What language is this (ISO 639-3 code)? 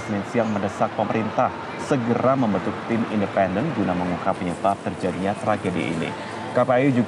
ind